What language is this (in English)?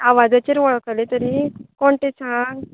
Konkani